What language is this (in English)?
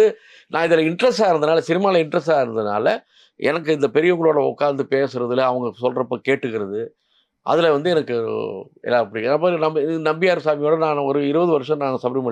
Tamil